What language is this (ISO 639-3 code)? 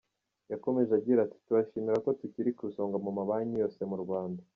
kin